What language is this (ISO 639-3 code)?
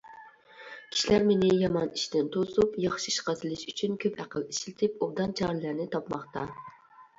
uig